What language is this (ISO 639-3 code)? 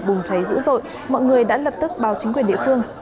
vie